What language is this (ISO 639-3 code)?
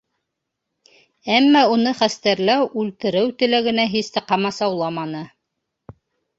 bak